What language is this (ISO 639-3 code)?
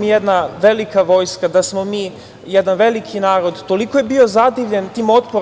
srp